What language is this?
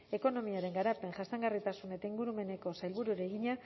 Basque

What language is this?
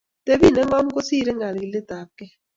Kalenjin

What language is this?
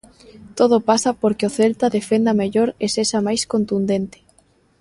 Galician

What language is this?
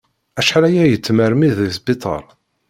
Kabyle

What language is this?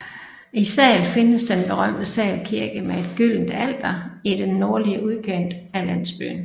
Danish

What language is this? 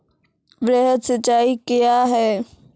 Maithili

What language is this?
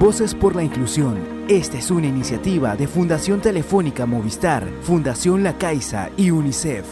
Spanish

